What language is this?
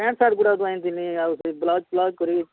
Odia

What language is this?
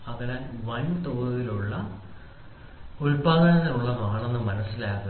Malayalam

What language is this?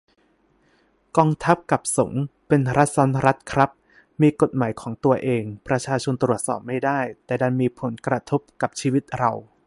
Thai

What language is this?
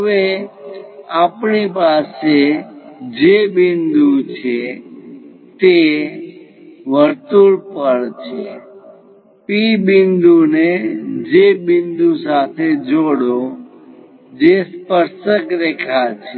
Gujarati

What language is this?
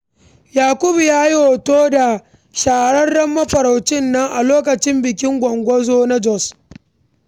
Hausa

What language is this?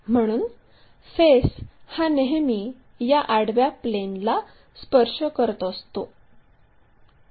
Marathi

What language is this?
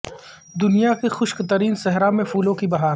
Urdu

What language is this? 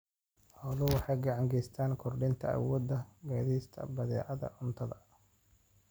Somali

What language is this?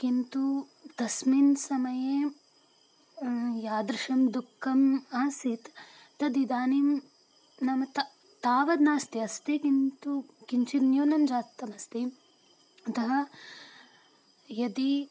Sanskrit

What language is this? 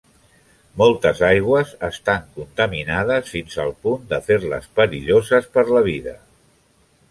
Catalan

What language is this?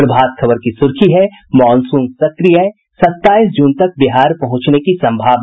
Hindi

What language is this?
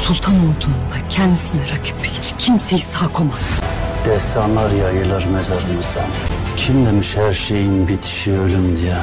Turkish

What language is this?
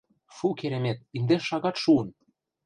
Mari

